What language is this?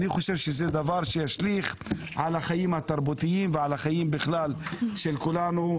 Hebrew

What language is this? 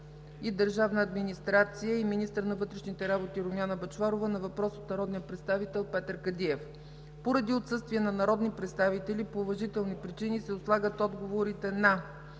Bulgarian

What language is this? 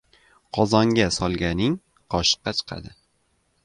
Uzbek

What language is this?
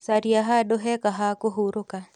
Kikuyu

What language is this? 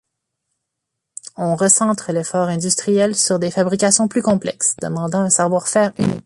French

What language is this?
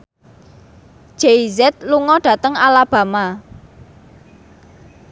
Javanese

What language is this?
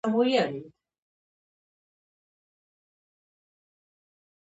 Georgian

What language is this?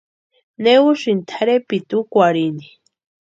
Western Highland Purepecha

